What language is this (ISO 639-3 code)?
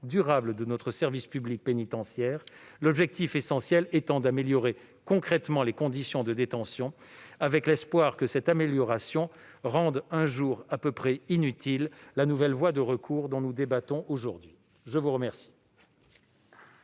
fra